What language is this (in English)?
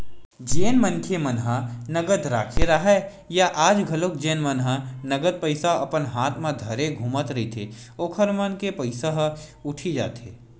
Chhattisgarhi